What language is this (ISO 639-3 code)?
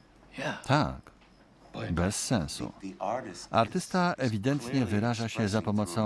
pol